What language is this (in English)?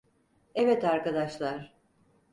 Turkish